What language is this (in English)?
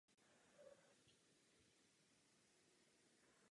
Czech